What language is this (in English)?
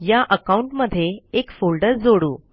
Marathi